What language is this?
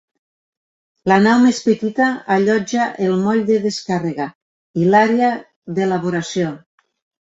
Catalan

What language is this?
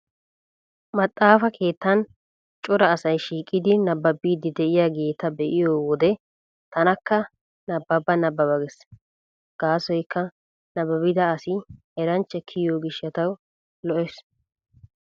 Wolaytta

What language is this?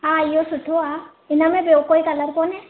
Sindhi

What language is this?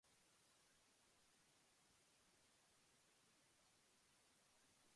English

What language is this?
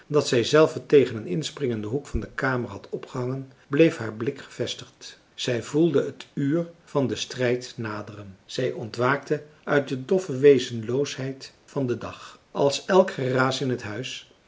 Dutch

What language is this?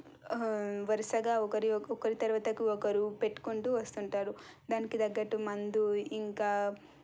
Telugu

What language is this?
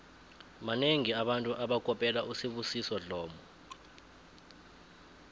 South Ndebele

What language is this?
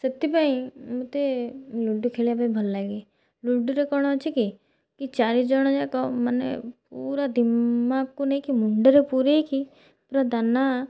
Odia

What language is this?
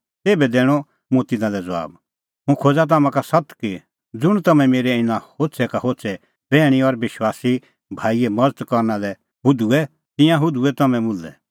Kullu Pahari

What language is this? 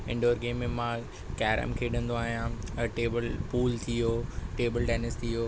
Sindhi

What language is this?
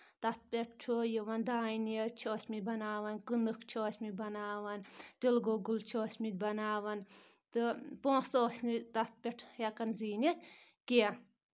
Kashmiri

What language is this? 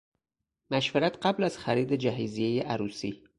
Persian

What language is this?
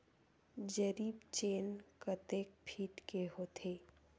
Chhattisgarhi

